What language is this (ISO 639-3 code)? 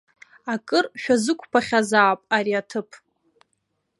abk